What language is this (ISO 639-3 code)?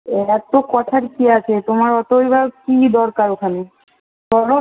ben